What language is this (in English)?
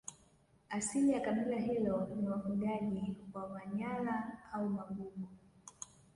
Swahili